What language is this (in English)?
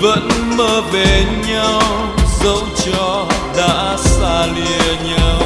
Vietnamese